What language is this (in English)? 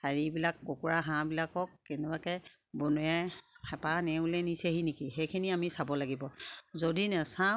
Assamese